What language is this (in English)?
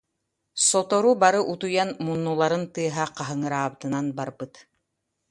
Yakut